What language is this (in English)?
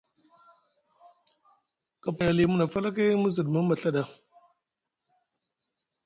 Musgu